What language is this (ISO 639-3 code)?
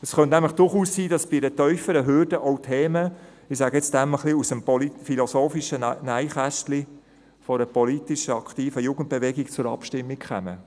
gsw